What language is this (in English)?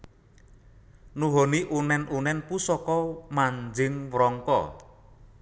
Javanese